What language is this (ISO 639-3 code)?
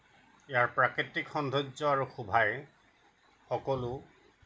asm